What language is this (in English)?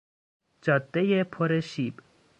Persian